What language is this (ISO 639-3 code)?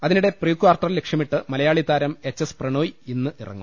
mal